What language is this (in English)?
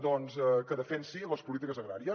Catalan